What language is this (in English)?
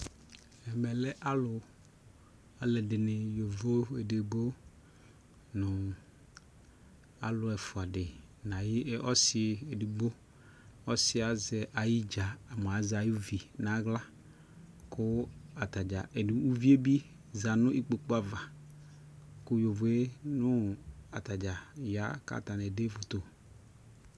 Ikposo